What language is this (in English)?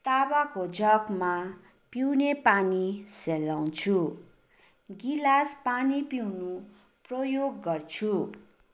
Nepali